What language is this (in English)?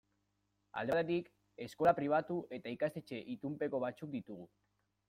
Basque